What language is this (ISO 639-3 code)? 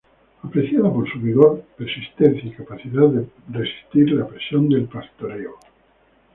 spa